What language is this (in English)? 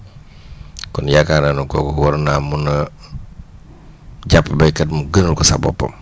Wolof